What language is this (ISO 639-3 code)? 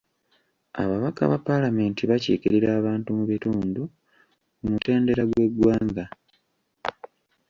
lug